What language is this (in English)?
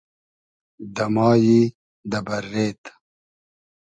Hazaragi